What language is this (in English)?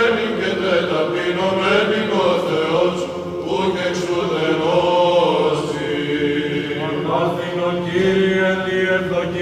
Greek